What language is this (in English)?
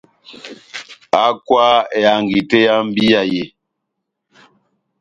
Batanga